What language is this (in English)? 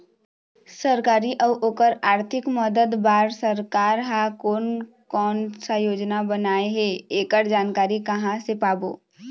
Chhattisgarhi